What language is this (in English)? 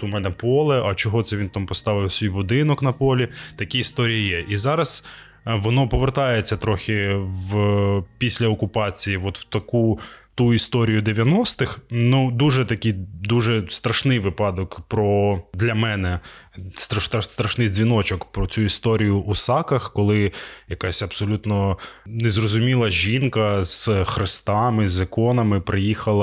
Ukrainian